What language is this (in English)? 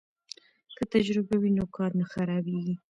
Pashto